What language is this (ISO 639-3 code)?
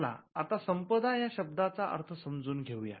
mar